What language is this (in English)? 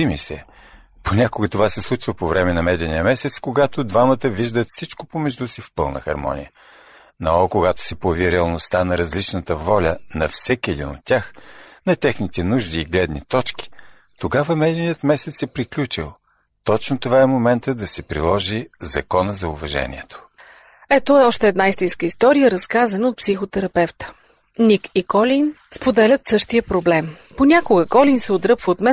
Bulgarian